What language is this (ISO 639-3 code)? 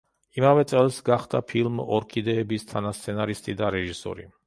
kat